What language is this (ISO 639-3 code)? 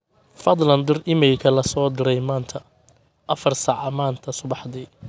som